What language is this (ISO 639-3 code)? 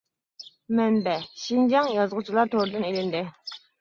uig